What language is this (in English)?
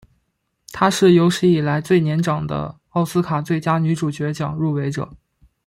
Chinese